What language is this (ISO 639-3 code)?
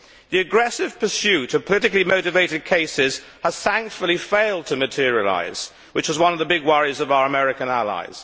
eng